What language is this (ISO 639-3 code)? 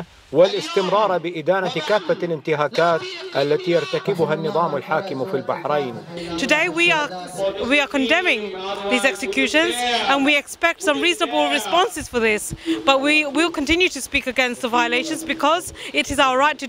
ara